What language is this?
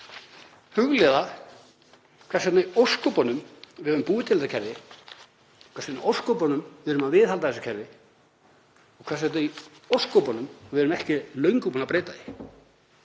Icelandic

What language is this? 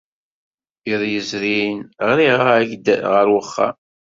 Kabyle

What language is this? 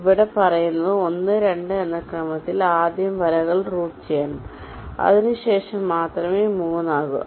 Malayalam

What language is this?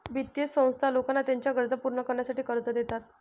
Marathi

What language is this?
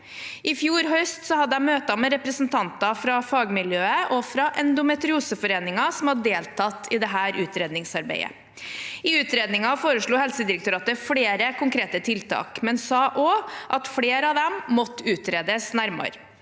Norwegian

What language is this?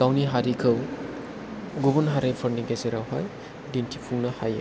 Bodo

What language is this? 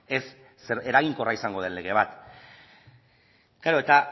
Basque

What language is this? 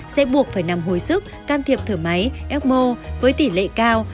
Vietnamese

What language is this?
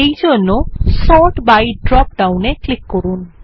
Bangla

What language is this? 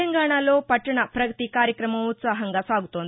Telugu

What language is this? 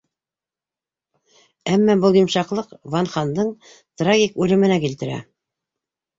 Bashkir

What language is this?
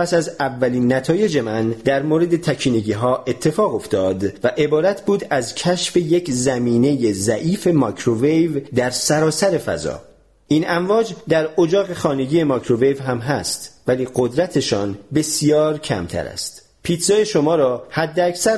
Persian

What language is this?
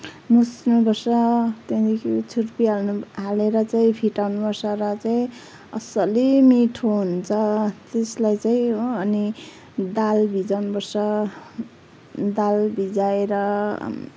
Nepali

